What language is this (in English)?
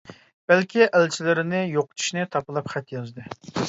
Uyghur